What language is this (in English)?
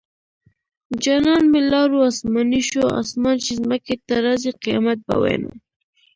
Pashto